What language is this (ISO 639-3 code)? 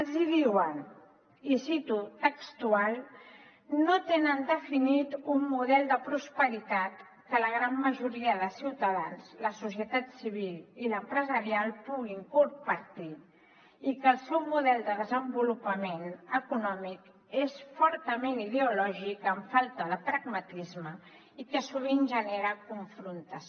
cat